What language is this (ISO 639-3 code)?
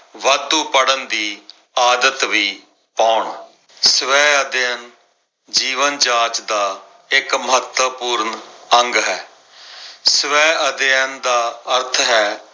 pan